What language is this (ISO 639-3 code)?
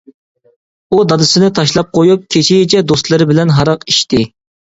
uig